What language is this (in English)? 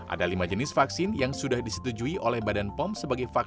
Indonesian